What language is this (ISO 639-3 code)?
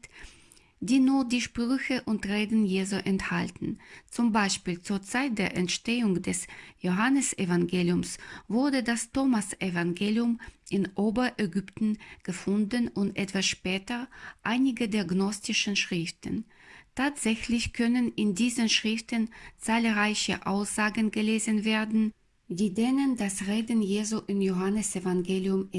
deu